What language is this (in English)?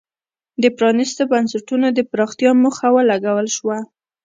Pashto